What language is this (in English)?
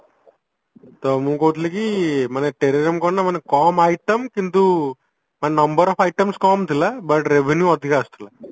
Odia